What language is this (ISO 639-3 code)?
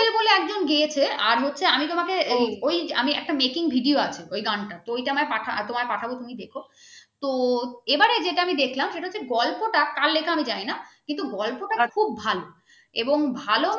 ben